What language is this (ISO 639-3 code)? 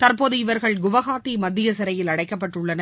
tam